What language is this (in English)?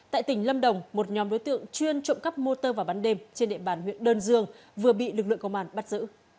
Vietnamese